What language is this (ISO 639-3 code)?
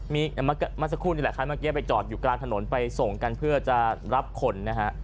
tha